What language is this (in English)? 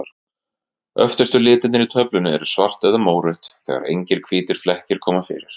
Icelandic